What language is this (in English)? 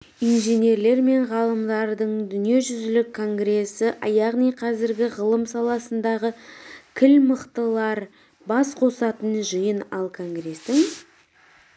Kazakh